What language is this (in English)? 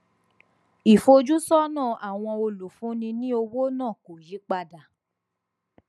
Yoruba